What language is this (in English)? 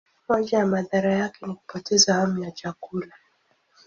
Swahili